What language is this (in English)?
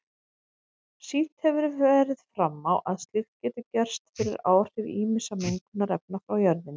Icelandic